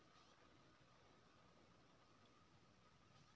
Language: Maithili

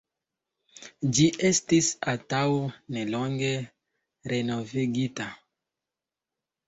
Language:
Esperanto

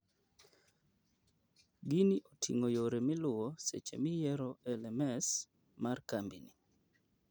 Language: Luo (Kenya and Tanzania)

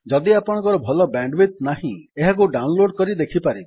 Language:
Odia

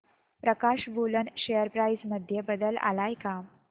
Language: Marathi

